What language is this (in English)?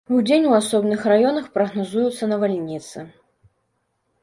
Belarusian